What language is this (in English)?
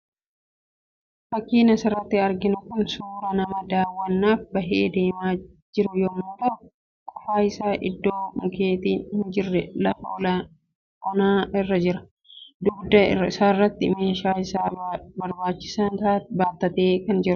Oromo